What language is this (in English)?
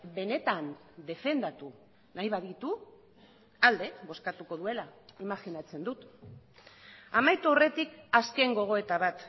Basque